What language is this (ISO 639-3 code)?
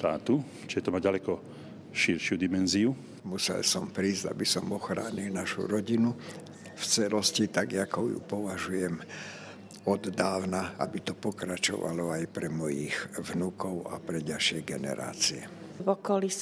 slk